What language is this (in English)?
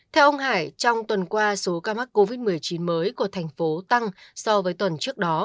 Vietnamese